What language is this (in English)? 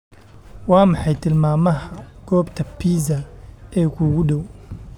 Somali